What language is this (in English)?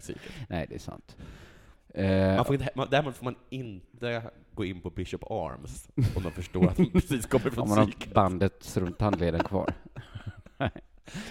Swedish